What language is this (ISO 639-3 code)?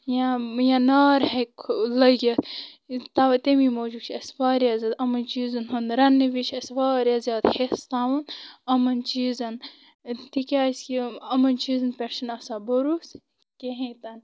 kas